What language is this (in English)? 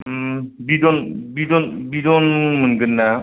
Bodo